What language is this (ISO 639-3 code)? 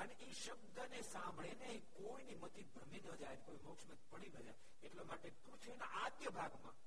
guj